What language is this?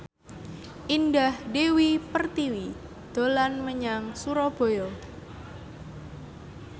Javanese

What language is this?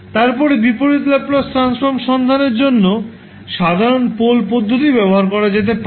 Bangla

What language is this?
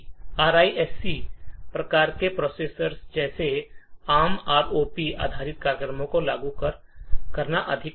Hindi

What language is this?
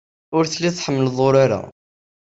Kabyle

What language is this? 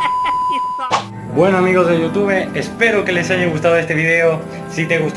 Spanish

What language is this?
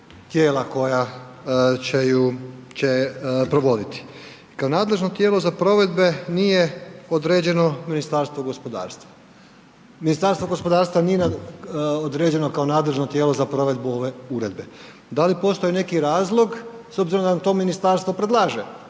Croatian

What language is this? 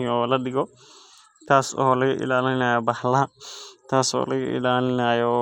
Somali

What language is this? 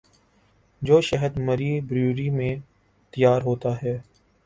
Urdu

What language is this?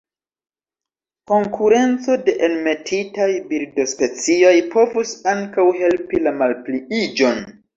Esperanto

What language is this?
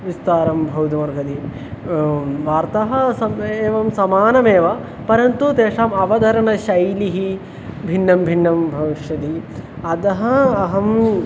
Sanskrit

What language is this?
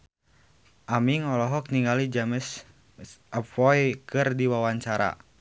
Sundanese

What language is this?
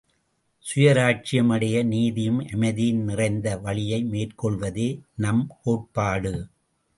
Tamil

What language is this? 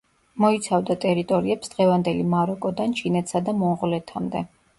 Georgian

